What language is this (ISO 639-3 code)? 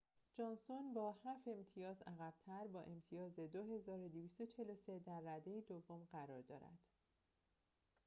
fas